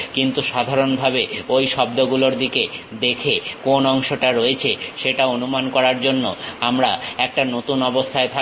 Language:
Bangla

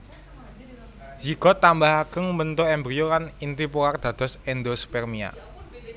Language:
Javanese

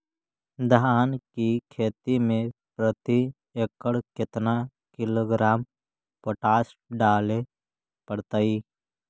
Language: Magahi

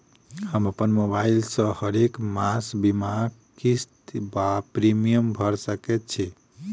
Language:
Maithili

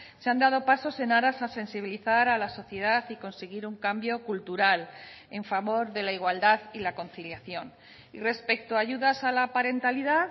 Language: Spanish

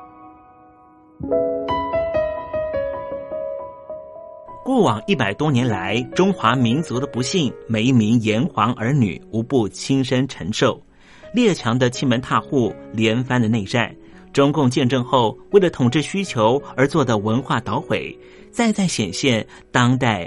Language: Chinese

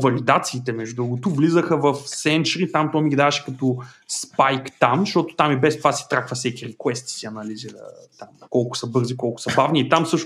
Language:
Bulgarian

